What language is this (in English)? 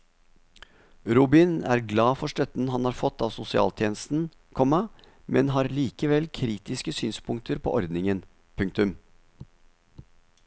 Norwegian